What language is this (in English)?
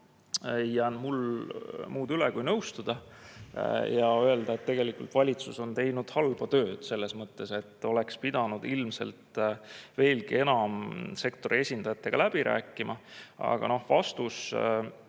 Estonian